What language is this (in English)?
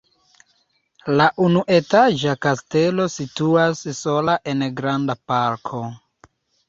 Esperanto